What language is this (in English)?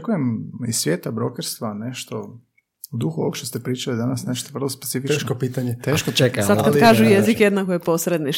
Croatian